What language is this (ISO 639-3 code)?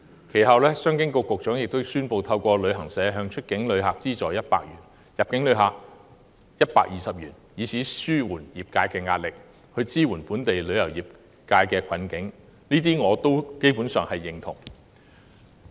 yue